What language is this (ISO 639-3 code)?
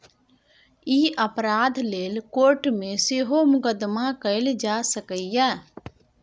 mai